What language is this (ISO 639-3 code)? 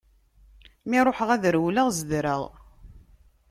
kab